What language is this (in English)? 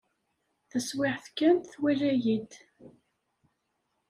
Kabyle